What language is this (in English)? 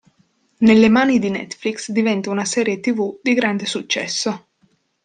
Italian